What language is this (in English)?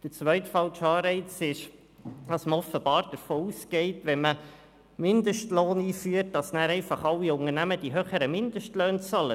Swiss German